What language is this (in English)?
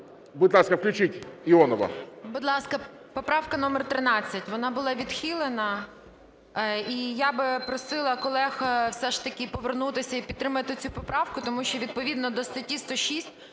Ukrainian